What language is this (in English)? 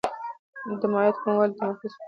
Pashto